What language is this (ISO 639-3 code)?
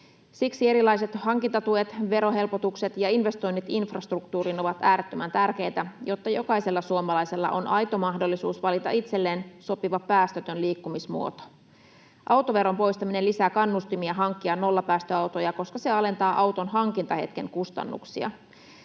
fin